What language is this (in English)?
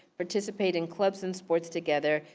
English